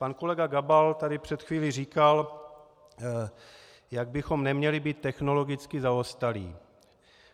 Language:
Czech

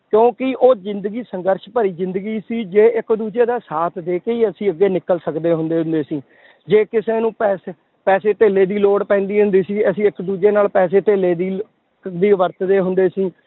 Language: Punjabi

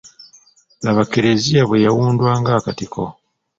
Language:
Ganda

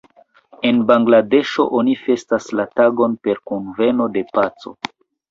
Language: Esperanto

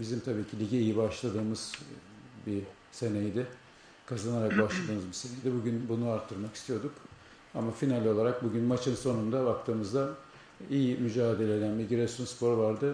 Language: Turkish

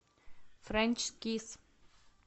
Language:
Russian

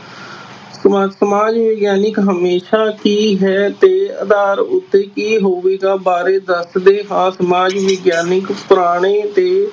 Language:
Punjabi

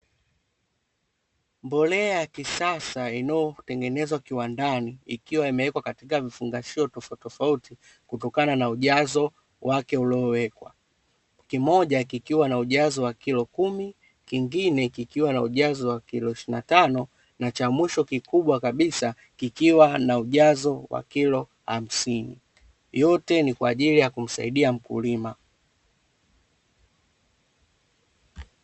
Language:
Swahili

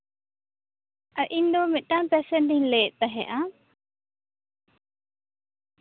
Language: Santali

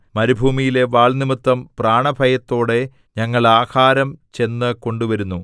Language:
Malayalam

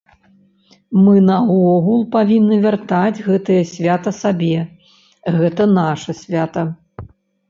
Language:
Belarusian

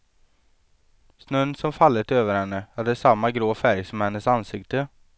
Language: Swedish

